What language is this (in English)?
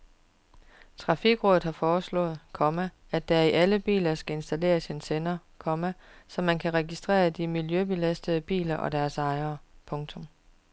Danish